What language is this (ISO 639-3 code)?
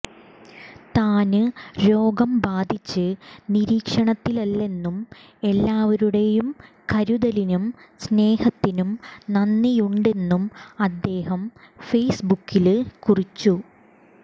mal